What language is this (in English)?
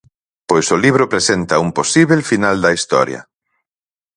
Galician